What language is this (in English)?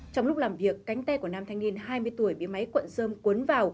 Vietnamese